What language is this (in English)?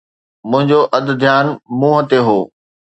Sindhi